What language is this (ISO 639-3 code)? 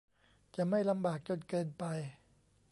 tha